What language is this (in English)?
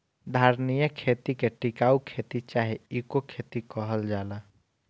Bhojpuri